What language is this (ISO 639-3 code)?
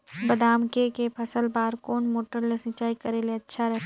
hne